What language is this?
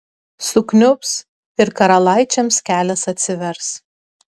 Lithuanian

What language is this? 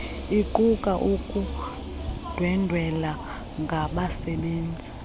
Xhosa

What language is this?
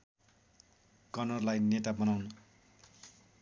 Nepali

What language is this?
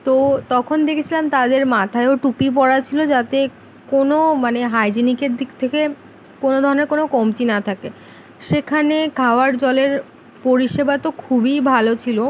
Bangla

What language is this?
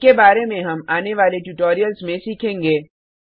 Hindi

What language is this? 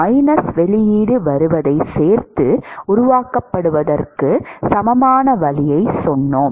Tamil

